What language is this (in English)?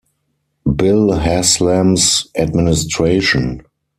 English